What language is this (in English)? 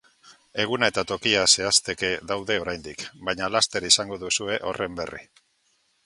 Basque